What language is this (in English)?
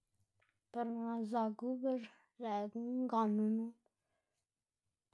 Xanaguía Zapotec